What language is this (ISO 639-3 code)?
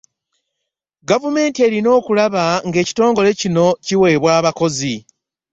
lug